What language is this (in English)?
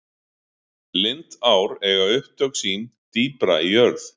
Icelandic